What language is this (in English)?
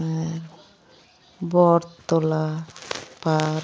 Santali